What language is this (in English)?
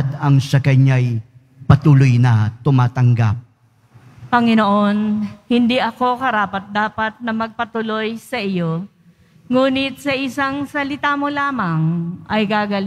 Filipino